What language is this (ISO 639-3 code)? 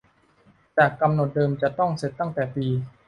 tha